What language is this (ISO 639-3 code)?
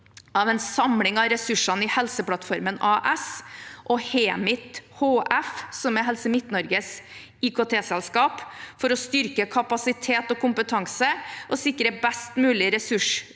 nor